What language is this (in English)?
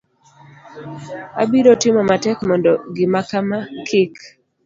Luo (Kenya and Tanzania)